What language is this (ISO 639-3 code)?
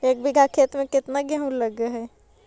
mag